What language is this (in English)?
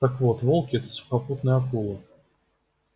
Russian